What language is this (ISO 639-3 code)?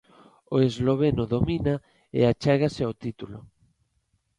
glg